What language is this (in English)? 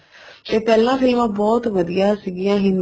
Punjabi